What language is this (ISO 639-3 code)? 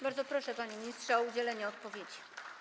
pol